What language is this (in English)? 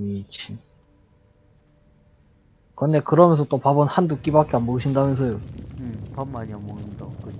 Korean